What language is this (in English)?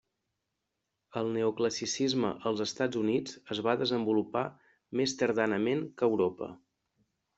Catalan